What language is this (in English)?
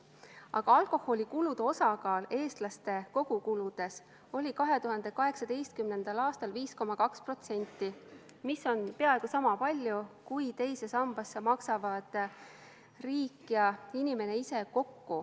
Estonian